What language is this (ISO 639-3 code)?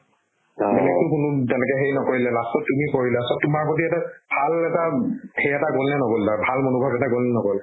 asm